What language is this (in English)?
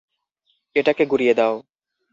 Bangla